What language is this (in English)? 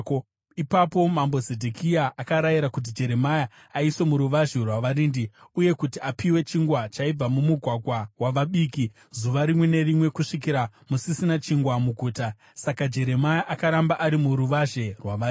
Shona